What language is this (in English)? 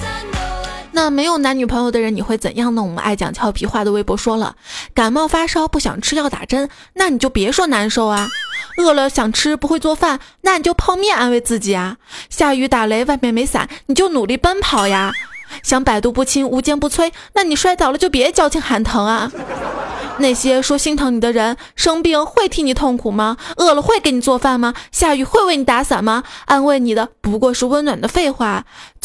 Chinese